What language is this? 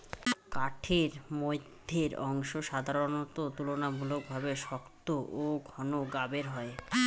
Bangla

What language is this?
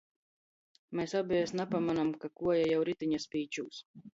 Latgalian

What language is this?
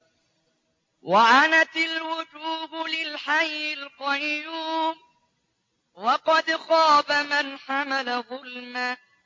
Arabic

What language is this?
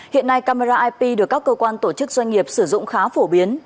Vietnamese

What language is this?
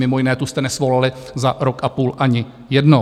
Czech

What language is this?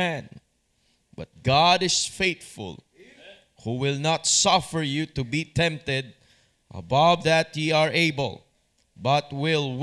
Filipino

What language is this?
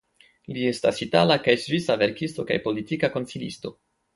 Esperanto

